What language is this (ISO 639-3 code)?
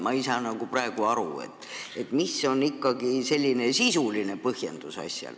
est